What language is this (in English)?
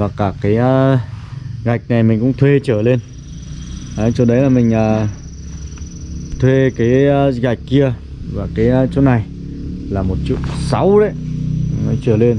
Vietnamese